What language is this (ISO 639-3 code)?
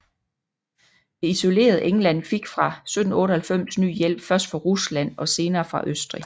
dan